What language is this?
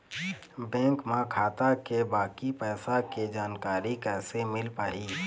Chhattisgarhi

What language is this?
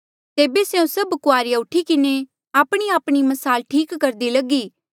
Mandeali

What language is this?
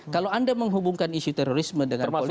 Indonesian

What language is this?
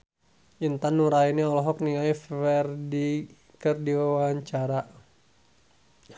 Sundanese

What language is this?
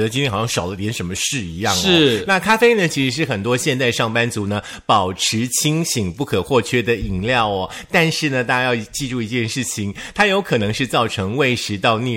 Chinese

